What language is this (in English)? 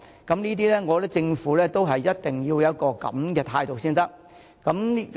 Cantonese